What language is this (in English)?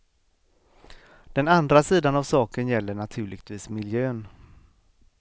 Swedish